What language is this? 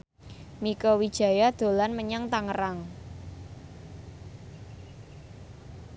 Javanese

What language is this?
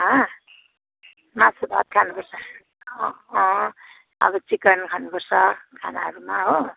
Nepali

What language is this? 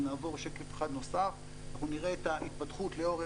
Hebrew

